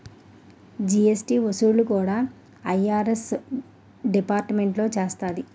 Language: Telugu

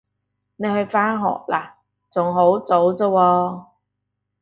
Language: Cantonese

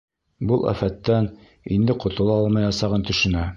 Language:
Bashkir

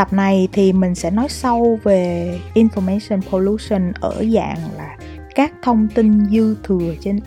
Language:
Vietnamese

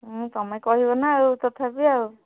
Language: Odia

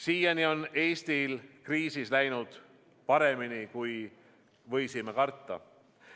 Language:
Estonian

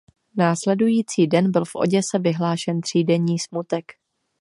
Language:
Czech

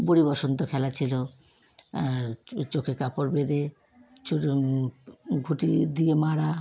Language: Bangla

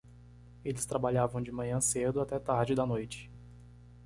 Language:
Portuguese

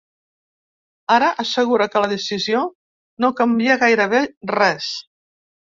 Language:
Catalan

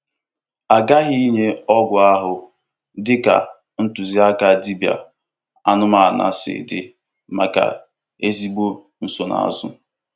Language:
Igbo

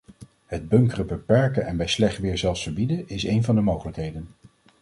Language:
Dutch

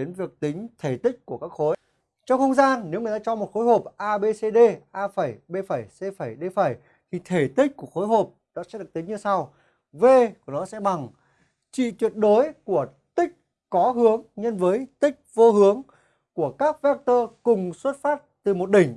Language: Vietnamese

